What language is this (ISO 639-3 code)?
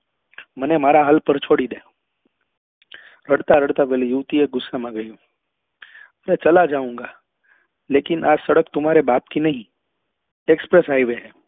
guj